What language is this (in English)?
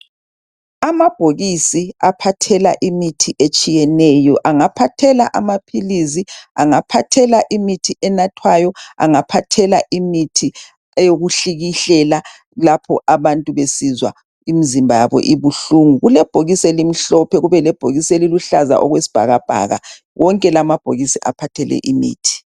North Ndebele